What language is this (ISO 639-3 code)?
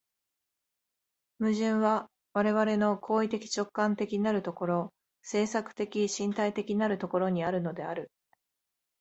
jpn